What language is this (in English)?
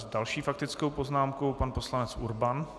Czech